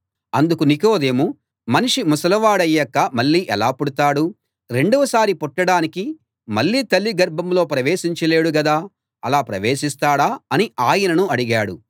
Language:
Telugu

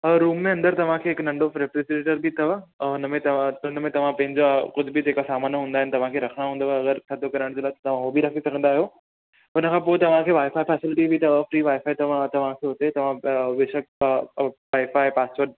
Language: Sindhi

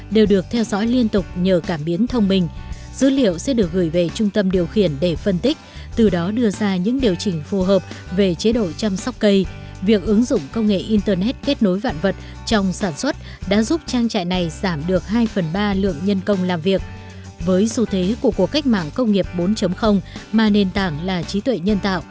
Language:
Vietnamese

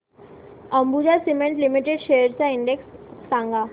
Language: Marathi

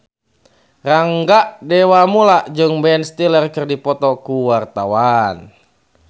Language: Sundanese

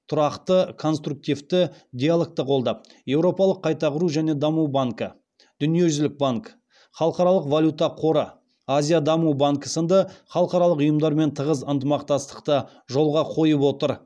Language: Kazakh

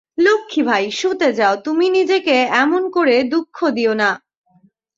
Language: Bangla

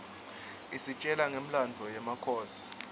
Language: Swati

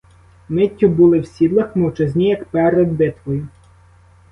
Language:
Ukrainian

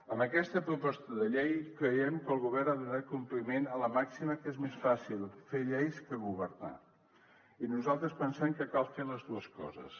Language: Catalan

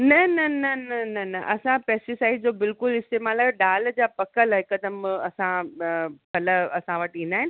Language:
Sindhi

